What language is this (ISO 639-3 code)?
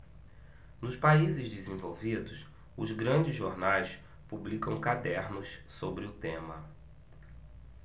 por